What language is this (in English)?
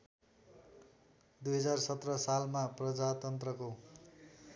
Nepali